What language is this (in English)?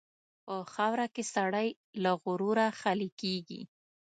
Pashto